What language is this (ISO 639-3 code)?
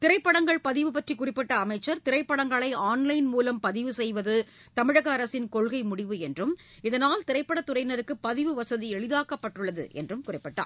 tam